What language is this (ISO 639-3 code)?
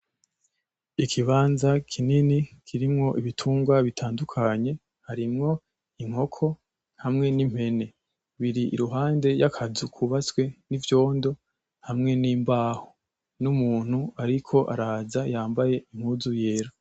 run